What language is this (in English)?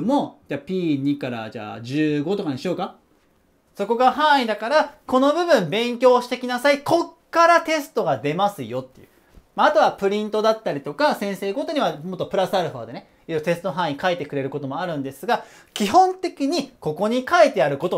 Japanese